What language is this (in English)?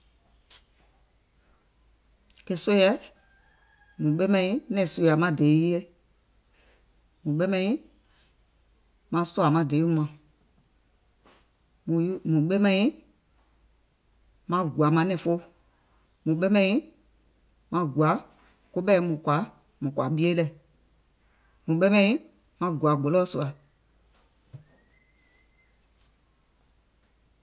Gola